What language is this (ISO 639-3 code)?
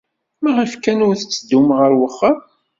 kab